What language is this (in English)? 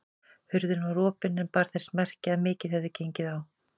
Icelandic